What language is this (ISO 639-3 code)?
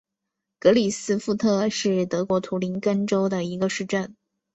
zho